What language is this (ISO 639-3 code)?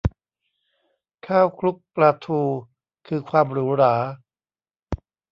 tha